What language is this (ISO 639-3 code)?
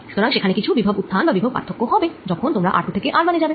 ben